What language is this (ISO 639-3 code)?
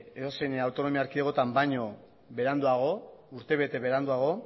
eus